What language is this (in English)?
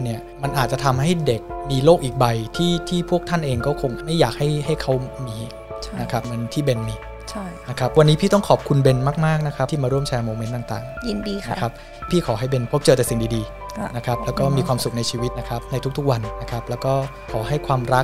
Thai